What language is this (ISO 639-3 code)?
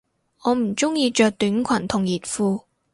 yue